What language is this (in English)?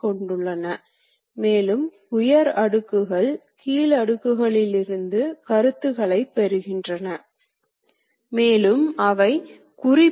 Tamil